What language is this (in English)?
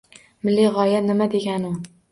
Uzbek